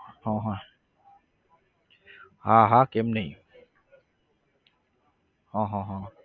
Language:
Gujarati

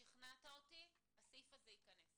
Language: Hebrew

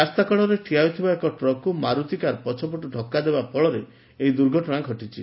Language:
Odia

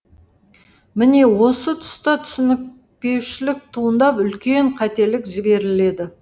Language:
Kazakh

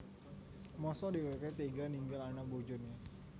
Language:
Javanese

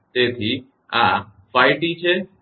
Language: Gujarati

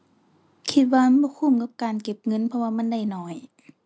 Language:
Thai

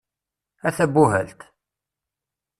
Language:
Kabyle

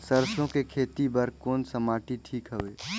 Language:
Chhattisgarhi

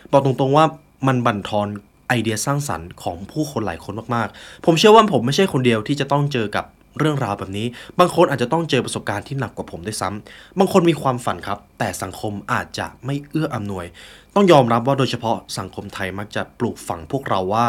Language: Thai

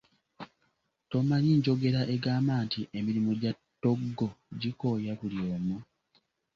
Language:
Ganda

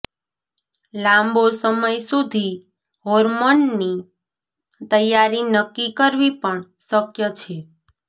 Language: Gujarati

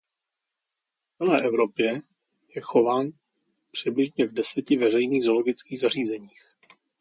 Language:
Czech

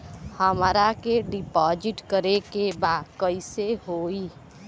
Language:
Bhojpuri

